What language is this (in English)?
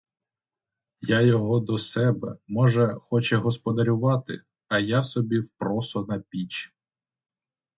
Ukrainian